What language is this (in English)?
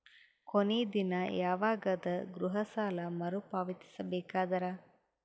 Kannada